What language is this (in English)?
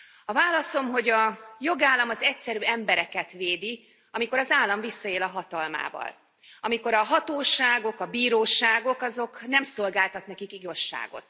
Hungarian